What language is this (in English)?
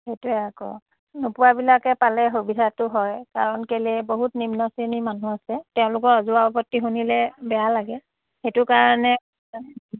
Assamese